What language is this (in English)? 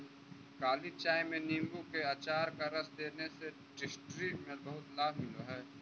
Magahi